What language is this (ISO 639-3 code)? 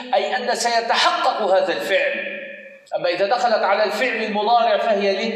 ara